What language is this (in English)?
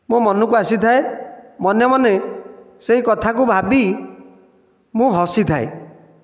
Odia